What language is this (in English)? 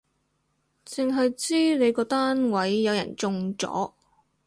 Cantonese